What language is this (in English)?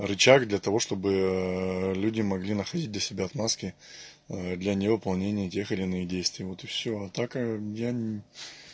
Russian